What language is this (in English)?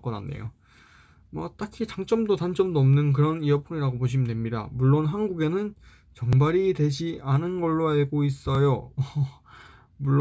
Korean